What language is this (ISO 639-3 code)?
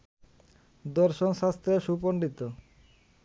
ben